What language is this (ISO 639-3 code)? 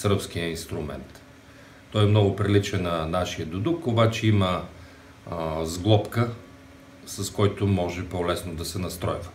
bul